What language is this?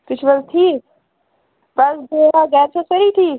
Kashmiri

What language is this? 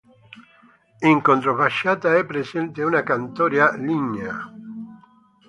Italian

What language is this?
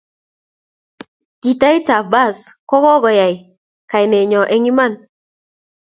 Kalenjin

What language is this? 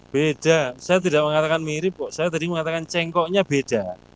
Indonesian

